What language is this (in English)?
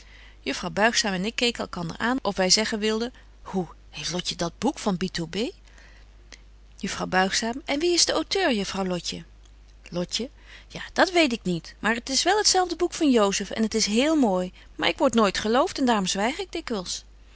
Dutch